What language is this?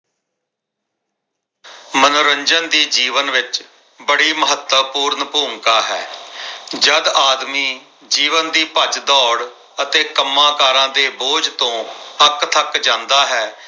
Punjabi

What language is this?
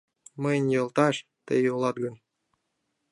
Mari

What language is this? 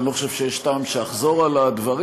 Hebrew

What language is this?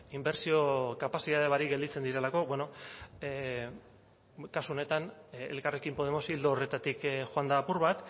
Basque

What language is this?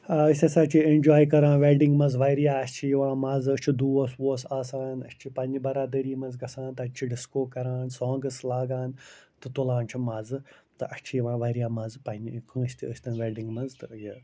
Kashmiri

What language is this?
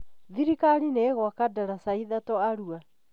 Kikuyu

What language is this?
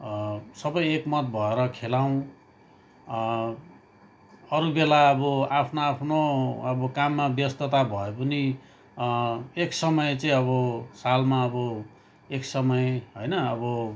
Nepali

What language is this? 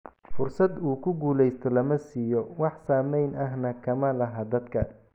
Somali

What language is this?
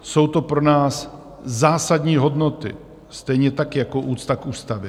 Czech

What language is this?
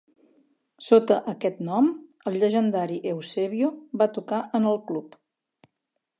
Catalan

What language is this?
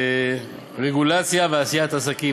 Hebrew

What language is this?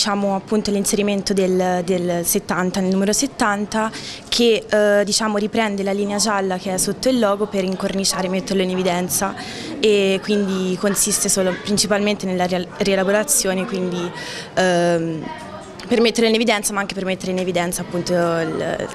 Italian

